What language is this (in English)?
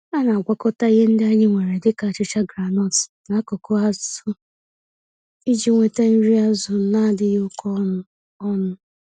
Igbo